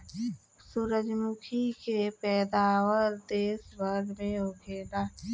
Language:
Bhojpuri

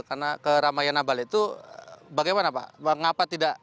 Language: Indonesian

